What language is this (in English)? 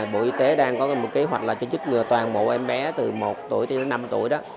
Vietnamese